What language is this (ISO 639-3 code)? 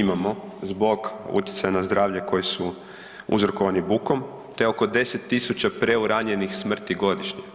hrv